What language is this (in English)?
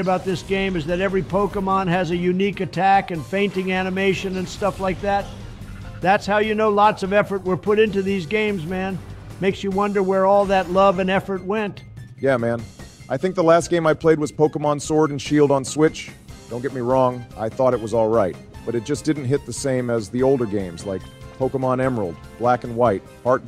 English